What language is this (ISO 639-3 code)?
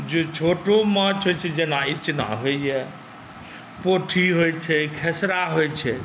mai